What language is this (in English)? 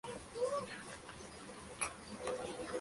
Spanish